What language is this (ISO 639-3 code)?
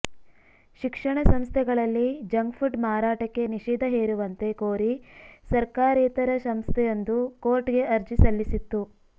kan